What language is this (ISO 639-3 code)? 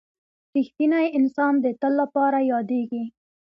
pus